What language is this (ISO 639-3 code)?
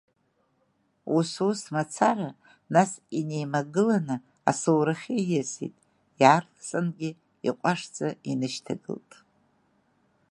abk